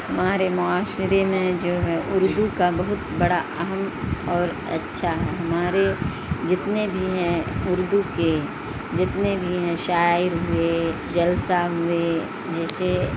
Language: Urdu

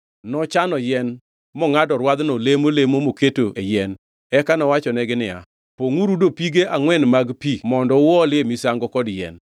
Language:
Luo (Kenya and Tanzania)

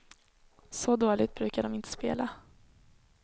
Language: Swedish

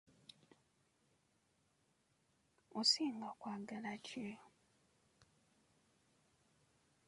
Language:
Ganda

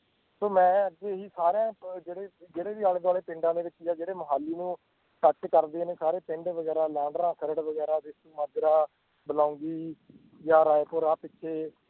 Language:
Punjabi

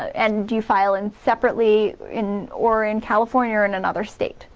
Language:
English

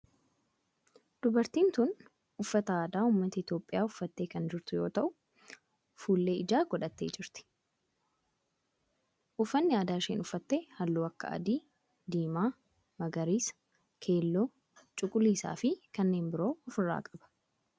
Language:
Oromo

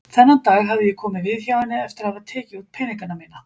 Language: Icelandic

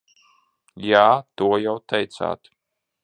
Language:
Latvian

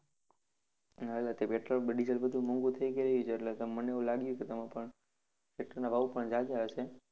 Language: Gujarati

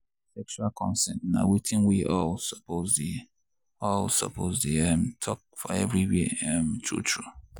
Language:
Nigerian Pidgin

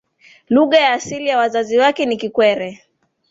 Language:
Swahili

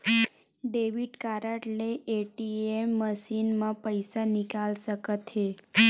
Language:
Chhattisgarhi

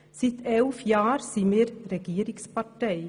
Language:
Swiss German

